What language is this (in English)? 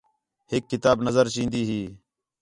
Khetrani